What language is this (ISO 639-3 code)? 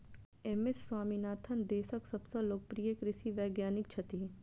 mai